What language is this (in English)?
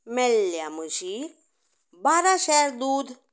Konkani